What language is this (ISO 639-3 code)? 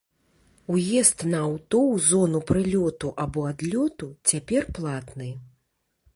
bel